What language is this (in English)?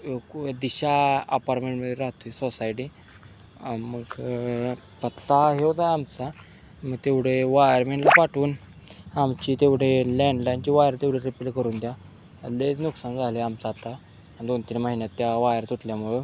Marathi